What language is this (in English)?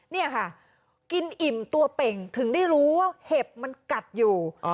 Thai